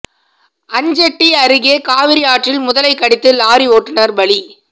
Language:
Tamil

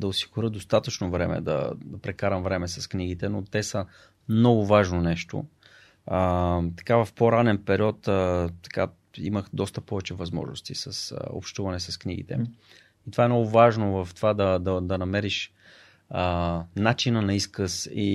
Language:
Bulgarian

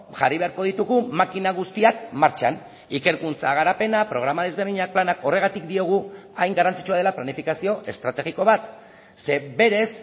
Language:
Basque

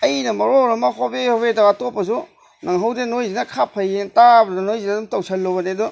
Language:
Manipuri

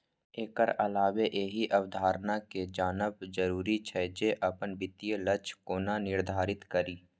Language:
Maithili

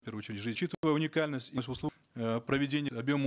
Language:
Kazakh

